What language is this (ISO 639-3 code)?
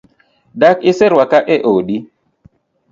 luo